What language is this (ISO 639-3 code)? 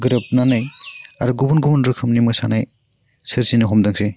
brx